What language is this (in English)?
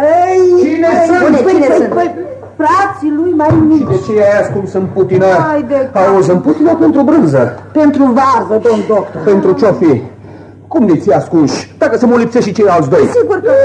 Romanian